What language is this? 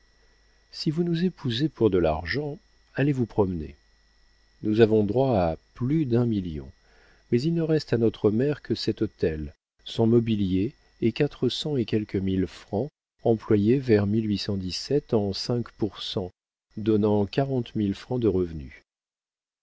French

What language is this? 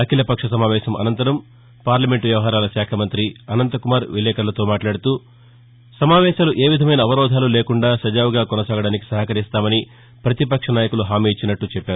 Telugu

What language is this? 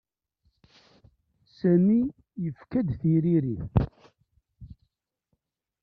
Kabyle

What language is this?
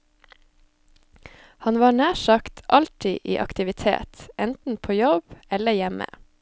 Norwegian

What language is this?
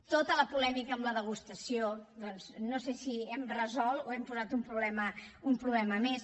Catalan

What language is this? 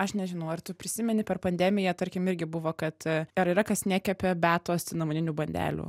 Lithuanian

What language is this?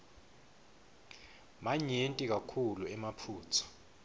Swati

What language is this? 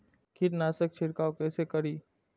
Maithili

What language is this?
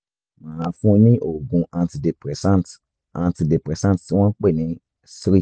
Yoruba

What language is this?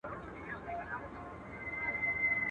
Pashto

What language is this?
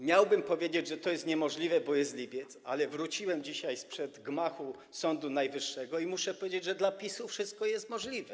Polish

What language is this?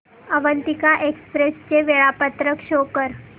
Marathi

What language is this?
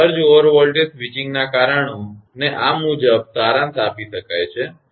Gujarati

